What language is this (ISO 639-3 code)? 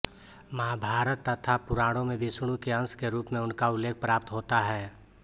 hin